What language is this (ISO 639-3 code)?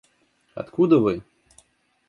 rus